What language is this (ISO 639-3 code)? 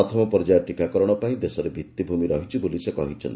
ori